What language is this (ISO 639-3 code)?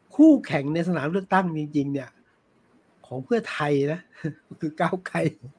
tha